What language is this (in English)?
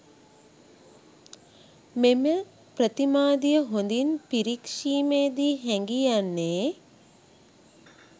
Sinhala